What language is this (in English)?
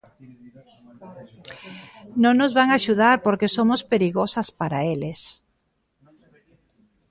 Galician